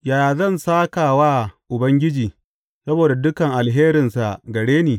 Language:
Hausa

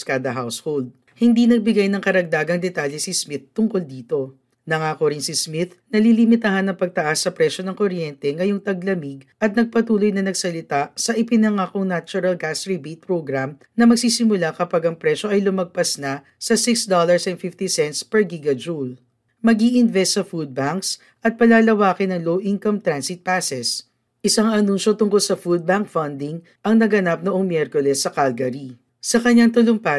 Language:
Filipino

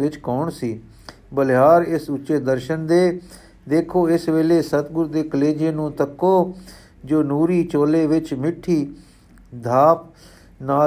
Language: Punjabi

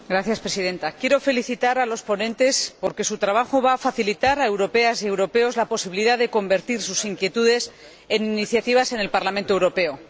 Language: Spanish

